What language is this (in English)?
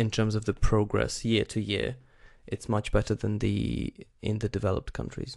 English